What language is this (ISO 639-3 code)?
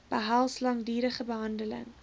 afr